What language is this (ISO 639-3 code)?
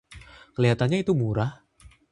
ind